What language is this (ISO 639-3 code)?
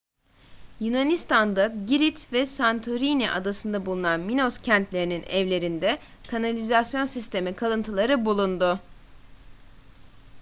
tur